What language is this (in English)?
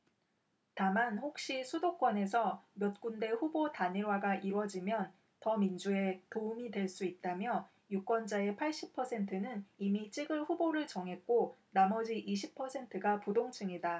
Korean